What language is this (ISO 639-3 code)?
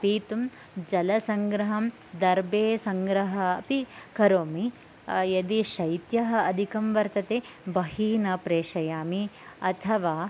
san